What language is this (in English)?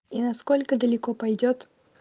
Russian